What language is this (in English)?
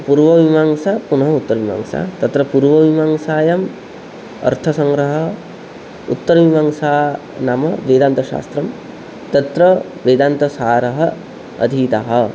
Sanskrit